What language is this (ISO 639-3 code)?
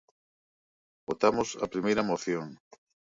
glg